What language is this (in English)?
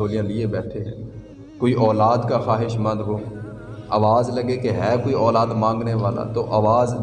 Urdu